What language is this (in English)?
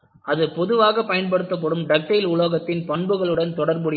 Tamil